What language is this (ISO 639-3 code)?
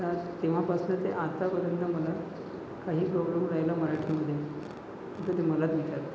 mar